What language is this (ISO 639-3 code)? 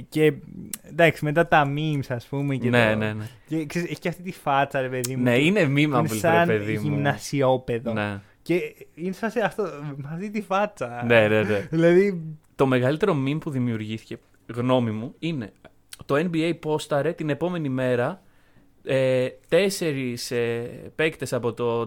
ell